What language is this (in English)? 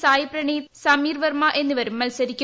Malayalam